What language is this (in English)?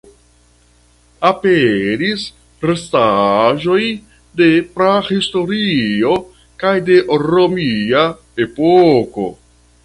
Esperanto